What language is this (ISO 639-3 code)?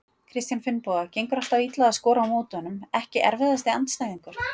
isl